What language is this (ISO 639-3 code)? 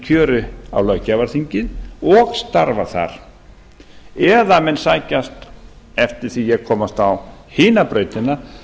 isl